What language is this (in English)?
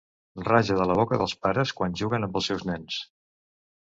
Catalan